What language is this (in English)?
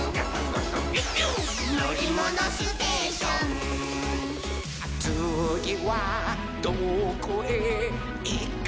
Japanese